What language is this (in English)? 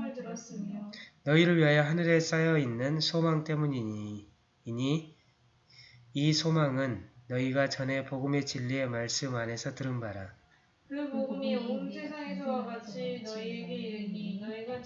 Korean